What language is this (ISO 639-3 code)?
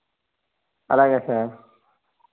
tel